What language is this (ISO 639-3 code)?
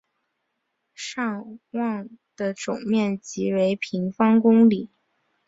zho